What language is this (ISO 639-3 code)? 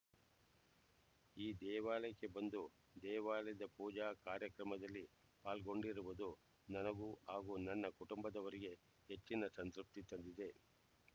kan